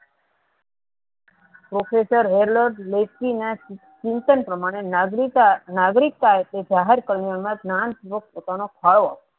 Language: Gujarati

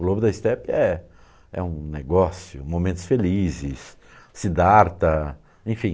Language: Portuguese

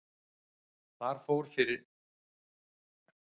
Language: Icelandic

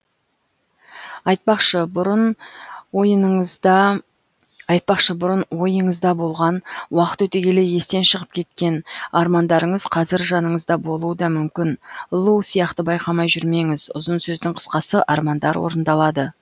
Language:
Kazakh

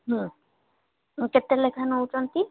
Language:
Odia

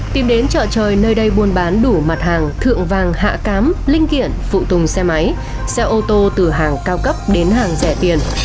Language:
Vietnamese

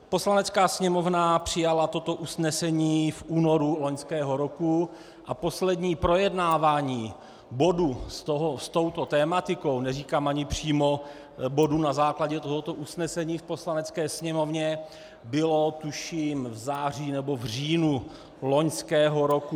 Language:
Czech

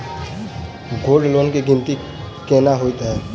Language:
Maithili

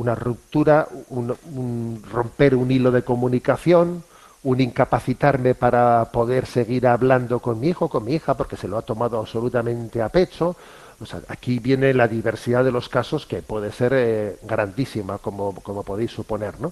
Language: Spanish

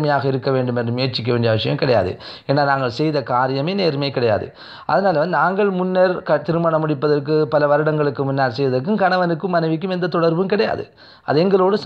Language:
Indonesian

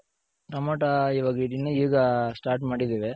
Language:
Kannada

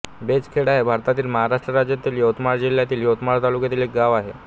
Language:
Marathi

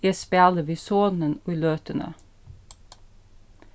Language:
Faroese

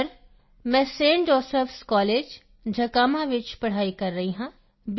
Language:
Punjabi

